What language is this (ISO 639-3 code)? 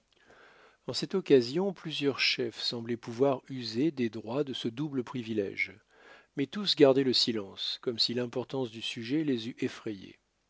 fra